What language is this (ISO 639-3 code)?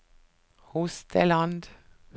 nor